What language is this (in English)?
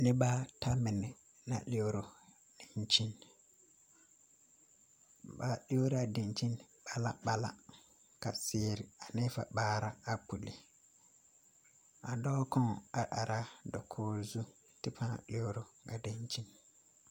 Southern Dagaare